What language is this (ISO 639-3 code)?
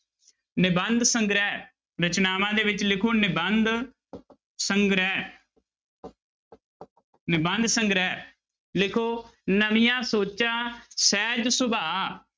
pan